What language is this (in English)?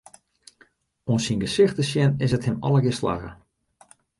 Western Frisian